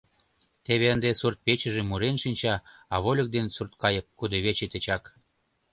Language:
Mari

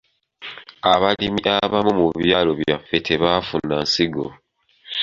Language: Ganda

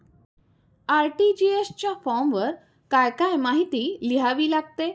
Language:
Marathi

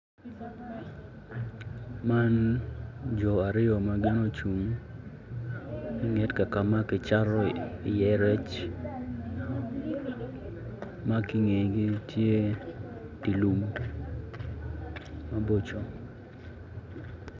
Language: Acoli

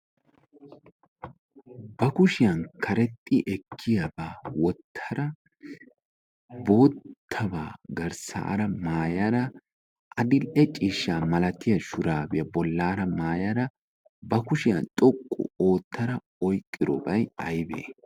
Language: Wolaytta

